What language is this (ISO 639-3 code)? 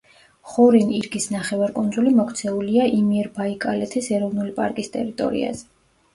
kat